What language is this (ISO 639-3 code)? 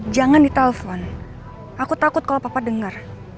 ind